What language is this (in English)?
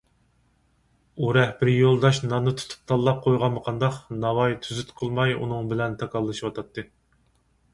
Uyghur